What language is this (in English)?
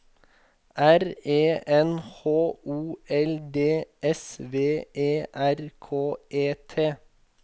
Norwegian